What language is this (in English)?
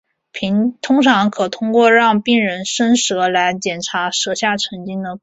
Chinese